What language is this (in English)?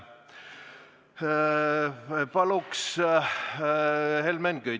Estonian